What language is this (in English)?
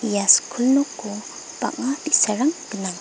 Garo